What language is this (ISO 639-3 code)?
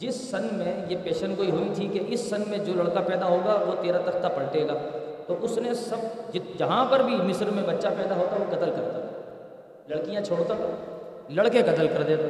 urd